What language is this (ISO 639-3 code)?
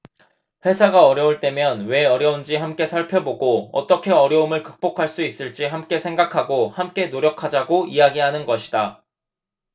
kor